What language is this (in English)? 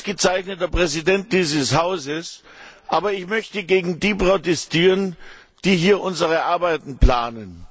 German